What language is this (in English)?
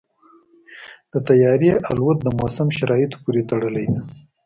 Pashto